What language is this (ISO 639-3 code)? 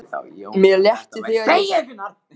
isl